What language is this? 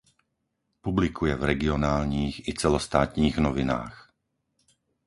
Czech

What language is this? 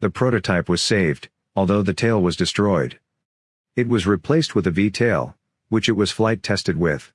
English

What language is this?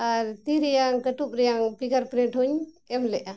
Santali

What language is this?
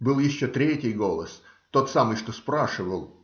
Russian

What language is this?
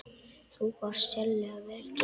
Icelandic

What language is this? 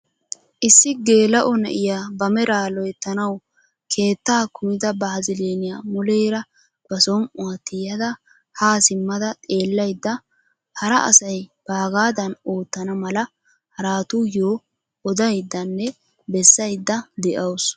Wolaytta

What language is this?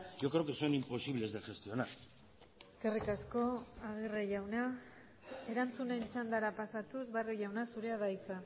Basque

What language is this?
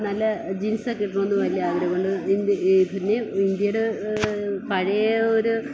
Malayalam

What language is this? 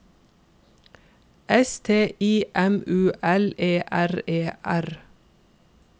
Norwegian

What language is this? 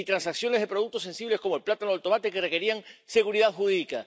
Spanish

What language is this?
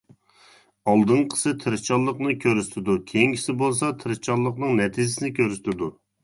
Uyghur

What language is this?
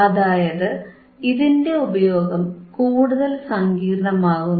Malayalam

